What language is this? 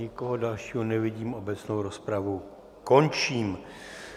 Czech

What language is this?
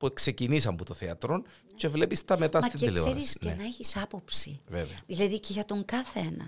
Greek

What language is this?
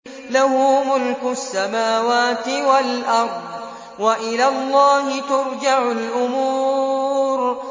Arabic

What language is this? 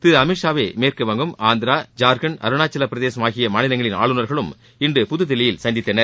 Tamil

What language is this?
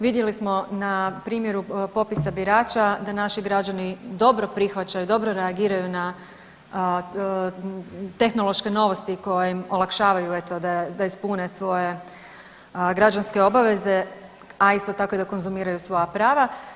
Croatian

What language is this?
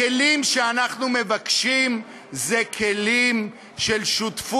Hebrew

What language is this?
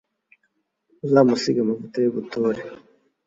Kinyarwanda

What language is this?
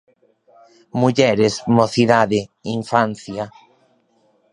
Galician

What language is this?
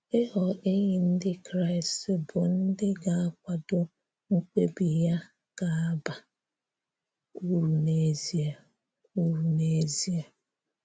Igbo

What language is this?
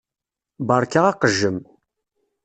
Kabyle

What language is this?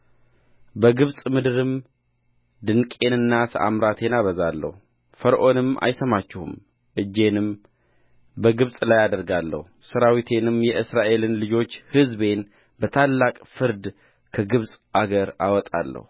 Amharic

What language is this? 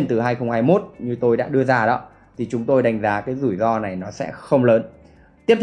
Vietnamese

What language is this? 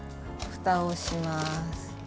Japanese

